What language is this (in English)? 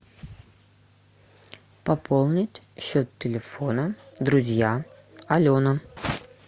Russian